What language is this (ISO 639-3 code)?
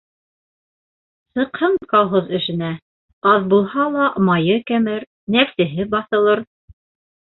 bak